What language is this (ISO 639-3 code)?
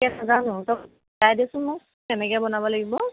asm